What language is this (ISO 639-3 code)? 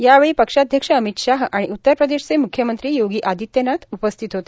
mar